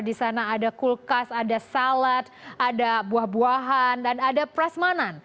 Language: Indonesian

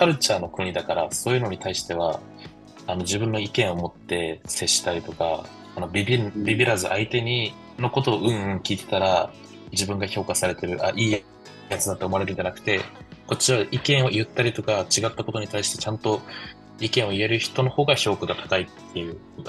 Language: Japanese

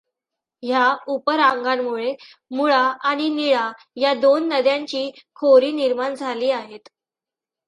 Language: Marathi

